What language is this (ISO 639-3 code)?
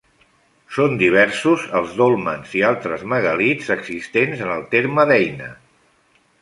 cat